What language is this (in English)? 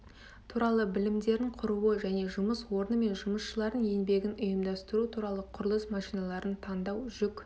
Kazakh